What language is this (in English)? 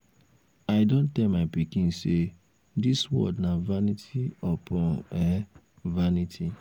Nigerian Pidgin